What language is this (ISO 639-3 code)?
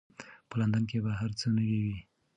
pus